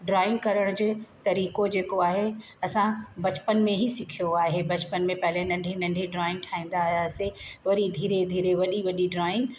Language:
Sindhi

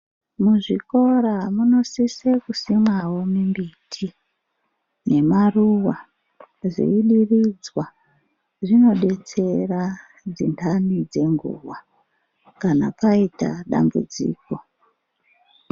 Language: Ndau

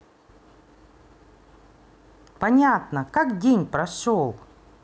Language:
Russian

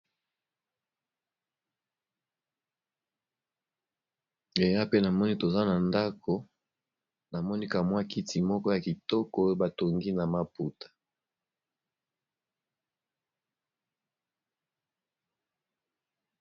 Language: Lingala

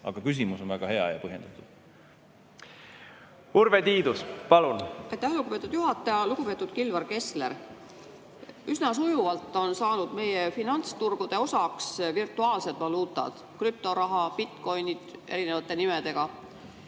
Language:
Estonian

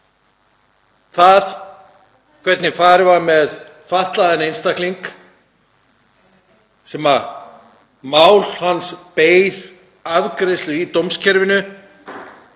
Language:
Icelandic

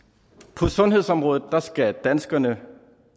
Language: Danish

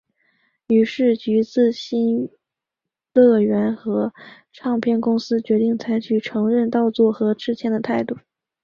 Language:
Chinese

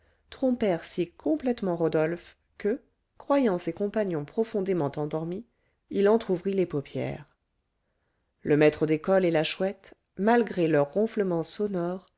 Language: French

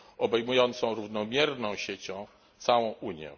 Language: Polish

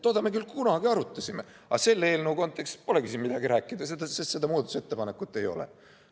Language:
Estonian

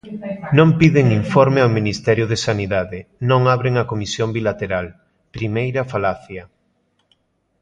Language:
Galician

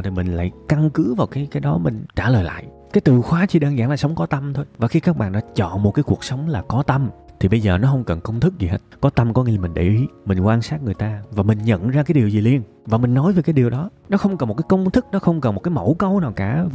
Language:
Vietnamese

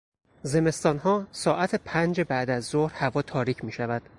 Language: Persian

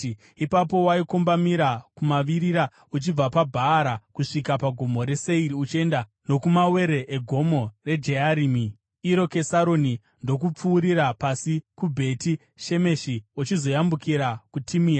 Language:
Shona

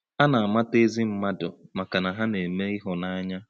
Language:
Igbo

